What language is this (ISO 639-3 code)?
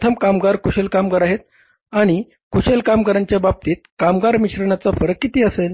mar